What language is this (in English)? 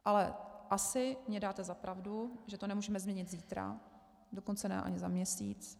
Czech